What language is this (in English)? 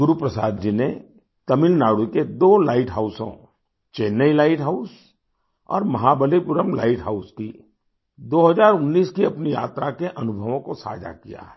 Hindi